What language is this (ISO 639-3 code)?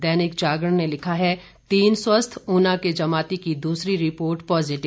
hin